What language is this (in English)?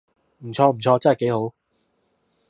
Cantonese